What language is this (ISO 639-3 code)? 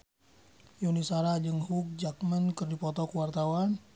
sun